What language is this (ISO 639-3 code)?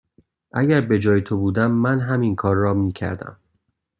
fas